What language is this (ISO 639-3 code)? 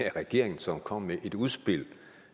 dan